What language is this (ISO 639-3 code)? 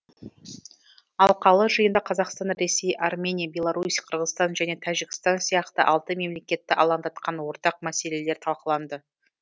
kaz